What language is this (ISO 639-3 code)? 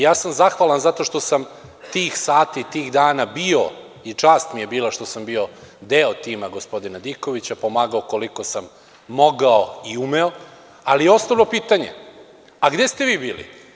srp